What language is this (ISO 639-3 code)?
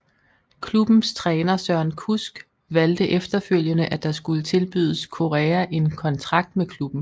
dan